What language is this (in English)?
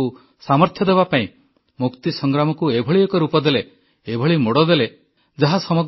Odia